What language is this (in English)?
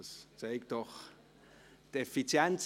Swiss German